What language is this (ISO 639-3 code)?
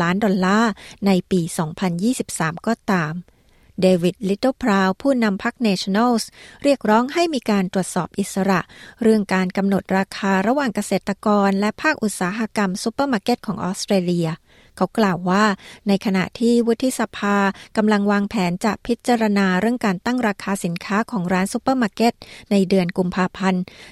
tha